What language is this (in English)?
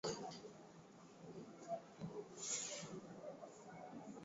Swahili